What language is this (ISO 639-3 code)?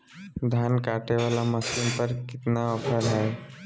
mag